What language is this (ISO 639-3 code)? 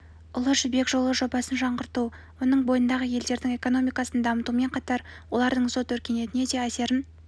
kaz